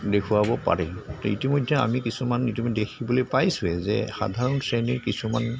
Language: Assamese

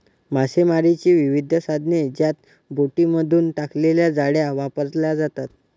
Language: Marathi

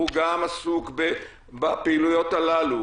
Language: Hebrew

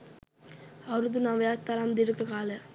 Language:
Sinhala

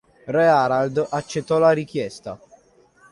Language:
Italian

